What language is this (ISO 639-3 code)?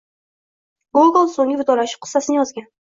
uzb